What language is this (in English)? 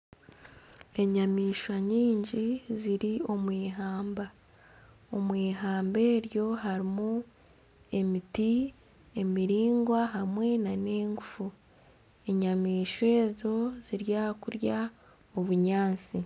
Nyankole